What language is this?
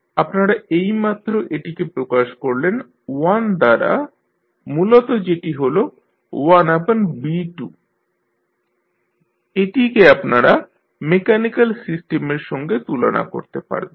Bangla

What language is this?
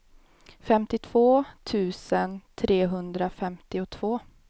Swedish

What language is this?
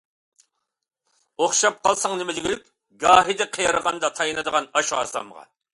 Uyghur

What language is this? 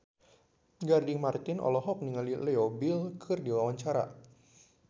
Sundanese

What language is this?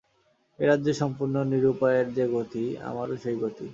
Bangla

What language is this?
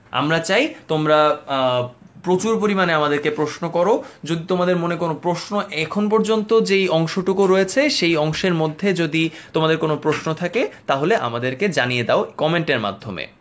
Bangla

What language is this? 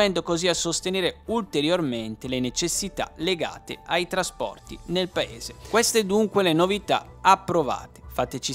Italian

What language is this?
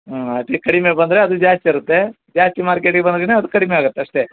Kannada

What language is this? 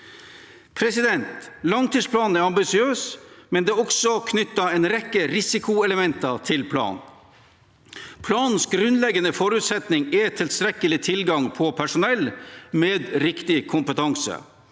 Norwegian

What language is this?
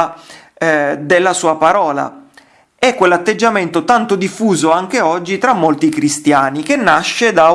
Italian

